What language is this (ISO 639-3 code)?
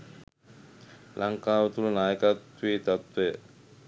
sin